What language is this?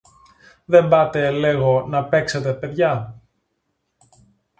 Greek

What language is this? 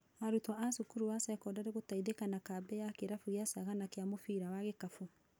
Kikuyu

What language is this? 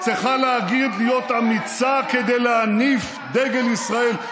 Hebrew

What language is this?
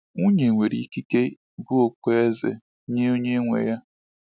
Igbo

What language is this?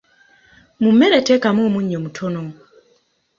Ganda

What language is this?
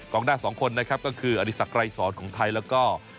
Thai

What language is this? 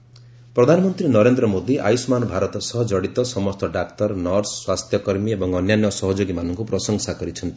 Odia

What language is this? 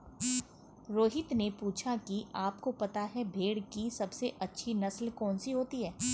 Hindi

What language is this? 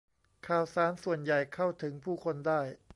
Thai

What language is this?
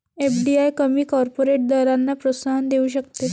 Marathi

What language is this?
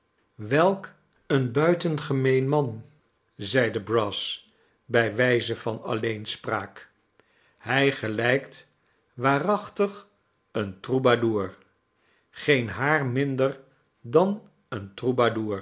Dutch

